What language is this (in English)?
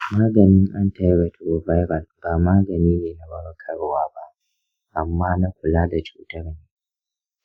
Hausa